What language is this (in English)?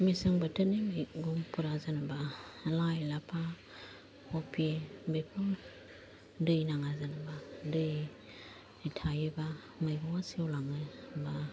Bodo